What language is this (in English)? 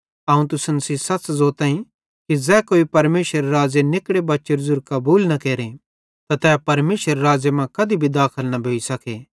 Bhadrawahi